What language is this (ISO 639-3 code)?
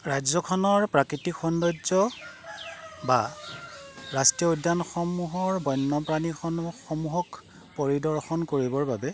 asm